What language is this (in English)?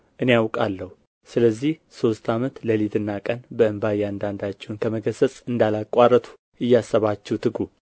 Amharic